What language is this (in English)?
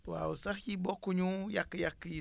Wolof